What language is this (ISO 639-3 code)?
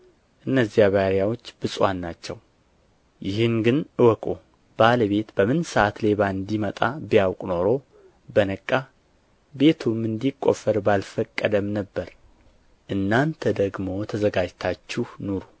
amh